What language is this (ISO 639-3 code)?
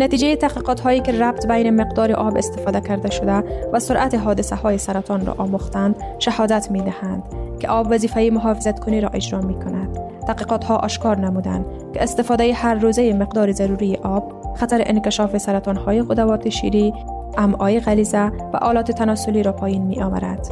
fas